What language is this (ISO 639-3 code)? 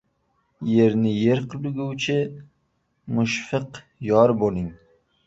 uzb